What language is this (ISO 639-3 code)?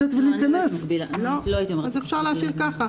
heb